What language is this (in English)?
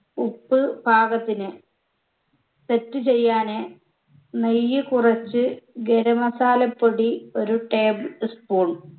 Malayalam